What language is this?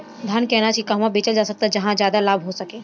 Bhojpuri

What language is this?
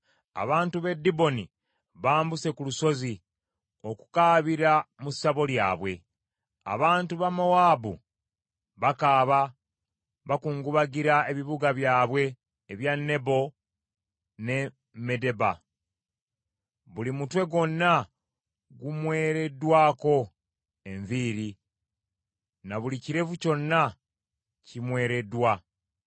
Ganda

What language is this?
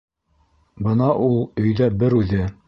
Bashkir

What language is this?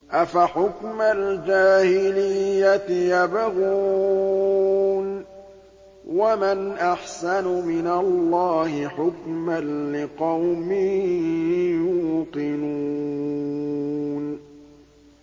Arabic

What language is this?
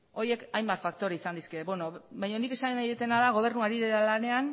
Basque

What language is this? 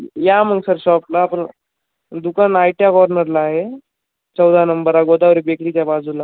Marathi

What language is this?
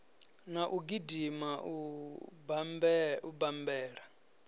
Venda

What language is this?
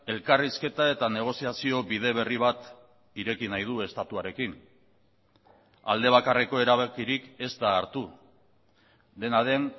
Basque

